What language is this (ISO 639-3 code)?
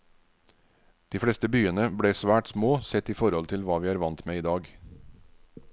nor